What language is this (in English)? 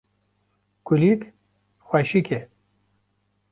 Kurdish